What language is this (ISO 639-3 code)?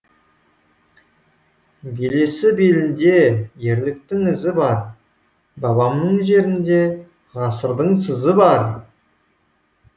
kaz